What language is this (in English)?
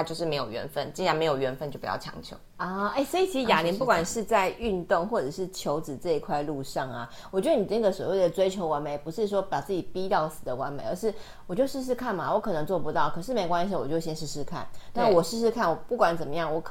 Chinese